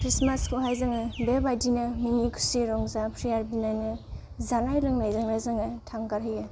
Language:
Bodo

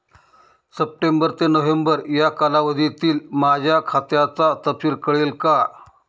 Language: Marathi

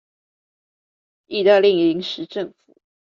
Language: Chinese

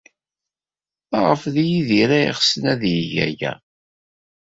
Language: Kabyle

